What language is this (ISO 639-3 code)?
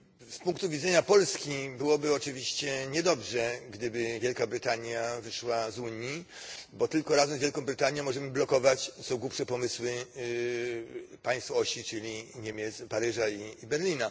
pol